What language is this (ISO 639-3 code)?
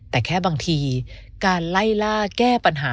tha